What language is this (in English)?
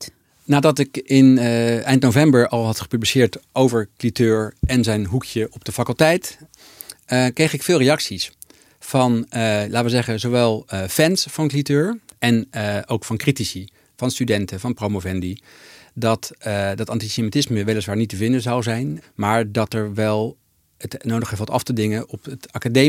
Dutch